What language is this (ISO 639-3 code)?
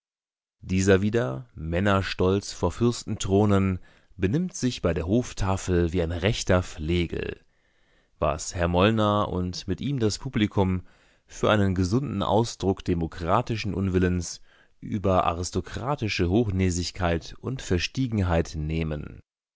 deu